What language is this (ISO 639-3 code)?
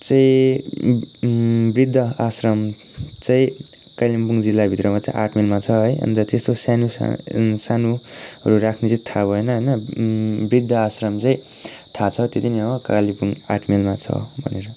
nep